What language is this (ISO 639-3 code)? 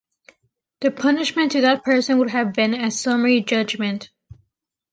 eng